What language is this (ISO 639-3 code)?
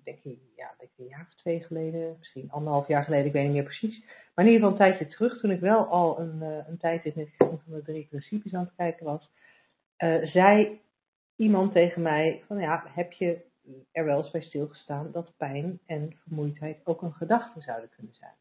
nld